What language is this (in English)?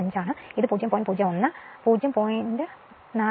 Malayalam